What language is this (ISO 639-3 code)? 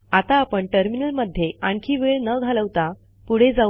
mar